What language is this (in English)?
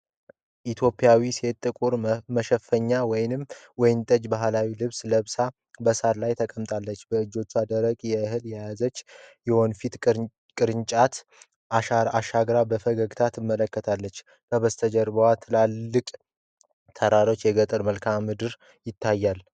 Amharic